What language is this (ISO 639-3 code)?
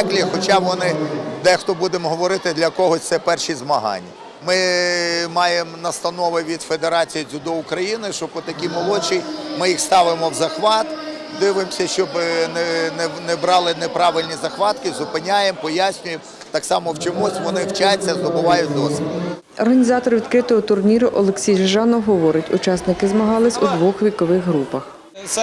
ukr